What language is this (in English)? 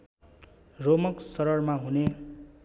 Nepali